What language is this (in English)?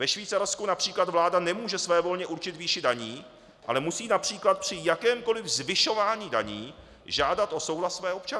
Czech